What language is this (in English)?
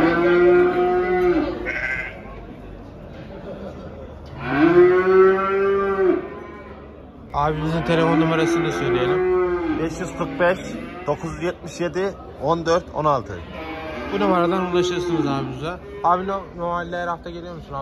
Turkish